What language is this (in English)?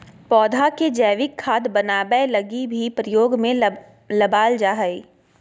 Magahi